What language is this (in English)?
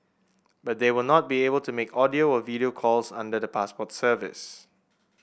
English